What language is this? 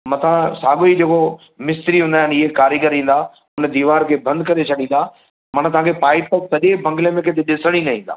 Sindhi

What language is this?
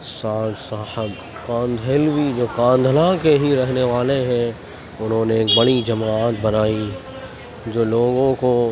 Urdu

